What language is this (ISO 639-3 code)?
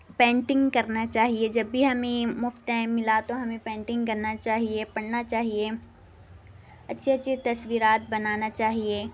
urd